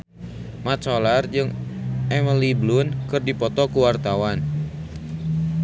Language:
Sundanese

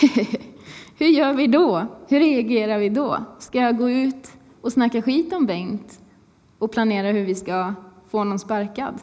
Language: Swedish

